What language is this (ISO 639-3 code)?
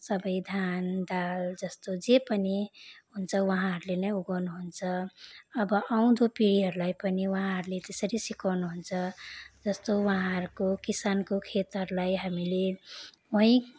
nep